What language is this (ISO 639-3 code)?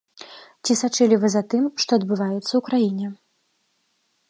bel